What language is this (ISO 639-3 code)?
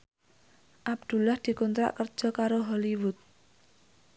jav